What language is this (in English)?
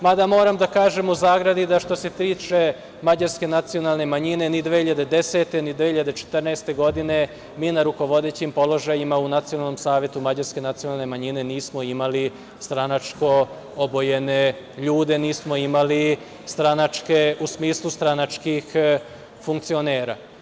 Serbian